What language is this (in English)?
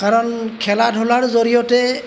Assamese